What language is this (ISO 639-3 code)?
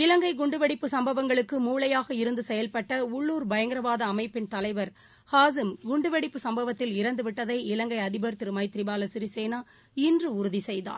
tam